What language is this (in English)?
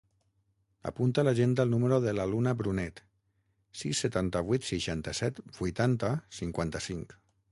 Catalan